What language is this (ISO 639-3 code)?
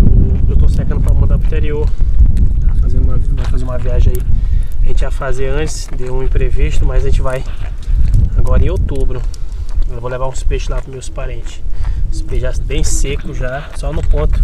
por